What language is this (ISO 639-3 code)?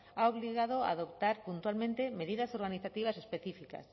spa